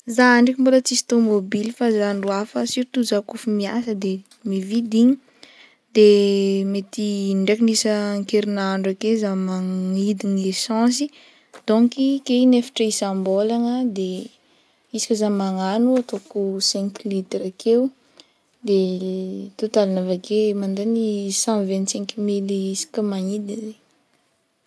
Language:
Northern Betsimisaraka Malagasy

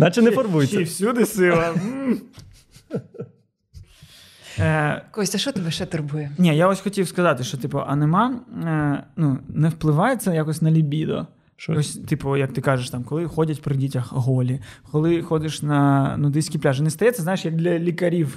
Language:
Ukrainian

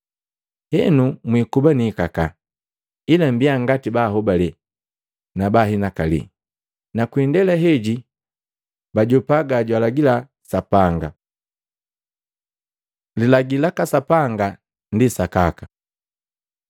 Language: Matengo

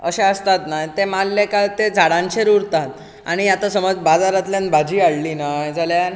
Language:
Konkani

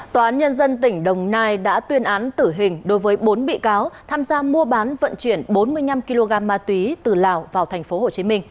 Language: Vietnamese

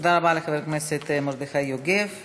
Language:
Hebrew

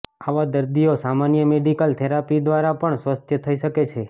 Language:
Gujarati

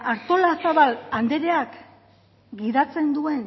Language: Basque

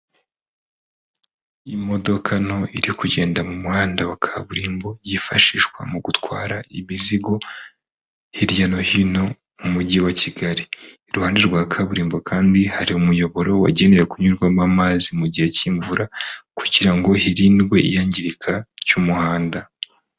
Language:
Kinyarwanda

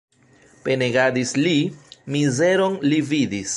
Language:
Esperanto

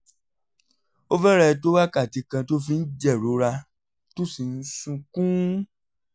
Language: Yoruba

